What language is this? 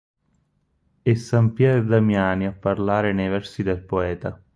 Italian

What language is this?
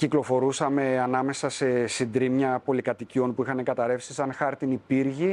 Greek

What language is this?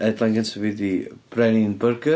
Welsh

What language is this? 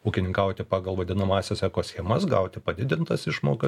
Lithuanian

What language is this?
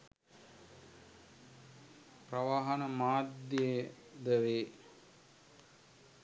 Sinhala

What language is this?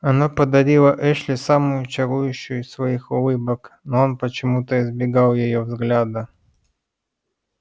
Russian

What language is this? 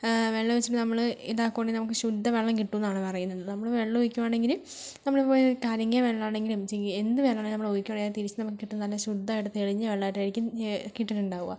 Malayalam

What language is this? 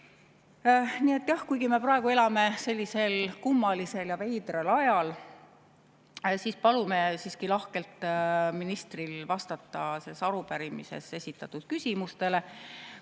Estonian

